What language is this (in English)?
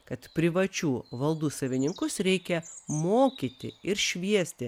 Lithuanian